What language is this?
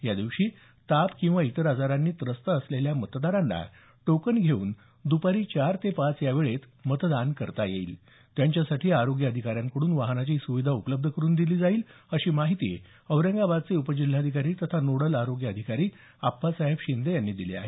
Marathi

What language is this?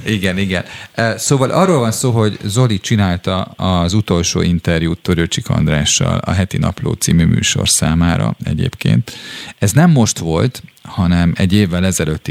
Hungarian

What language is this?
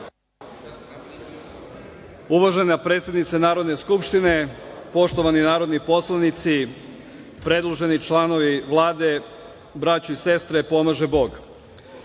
Serbian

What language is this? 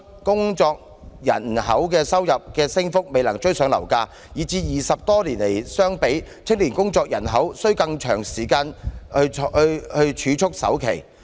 Cantonese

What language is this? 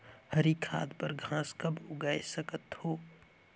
Chhattisgarhi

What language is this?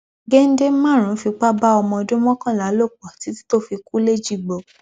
Yoruba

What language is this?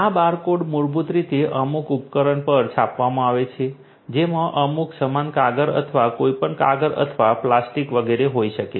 Gujarati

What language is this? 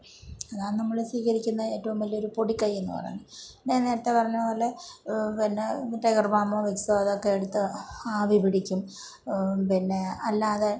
Malayalam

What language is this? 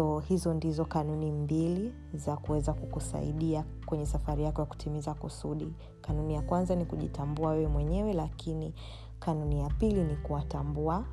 Swahili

